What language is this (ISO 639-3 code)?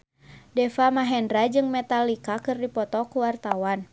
sun